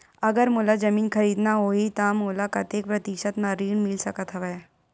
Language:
Chhattisgarhi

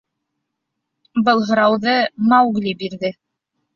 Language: Bashkir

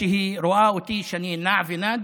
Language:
Hebrew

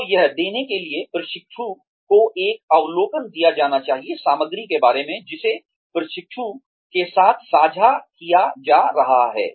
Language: Hindi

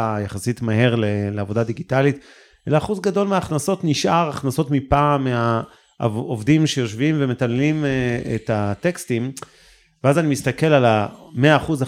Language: Hebrew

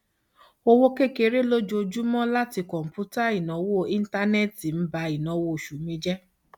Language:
Yoruba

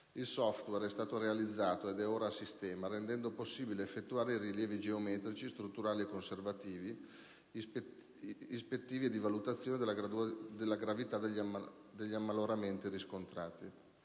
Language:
Italian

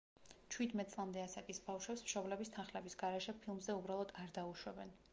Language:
Georgian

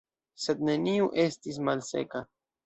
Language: Esperanto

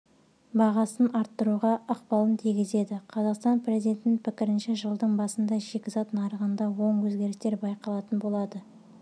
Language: Kazakh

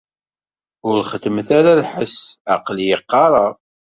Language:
Kabyle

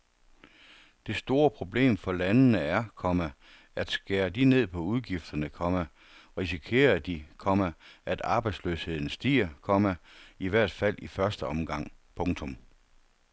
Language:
Danish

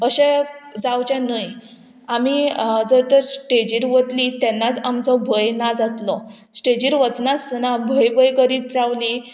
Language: Konkani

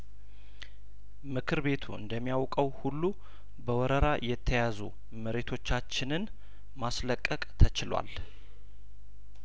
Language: Amharic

